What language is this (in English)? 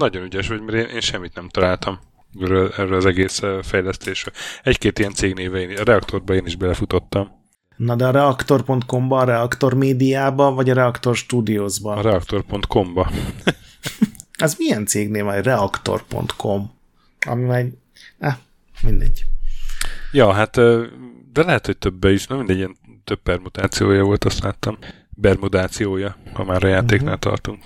Hungarian